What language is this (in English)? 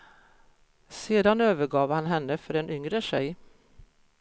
Swedish